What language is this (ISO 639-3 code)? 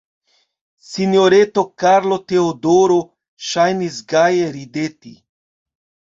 epo